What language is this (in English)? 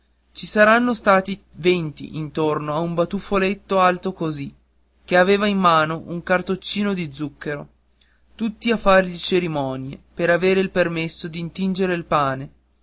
Italian